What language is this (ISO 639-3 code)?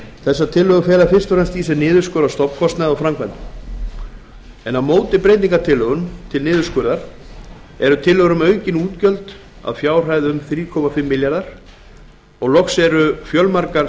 isl